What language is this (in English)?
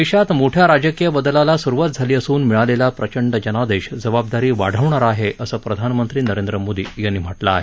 Marathi